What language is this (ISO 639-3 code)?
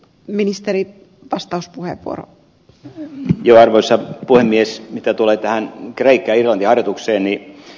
fin